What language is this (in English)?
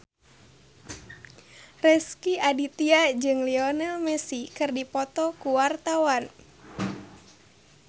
Sundanese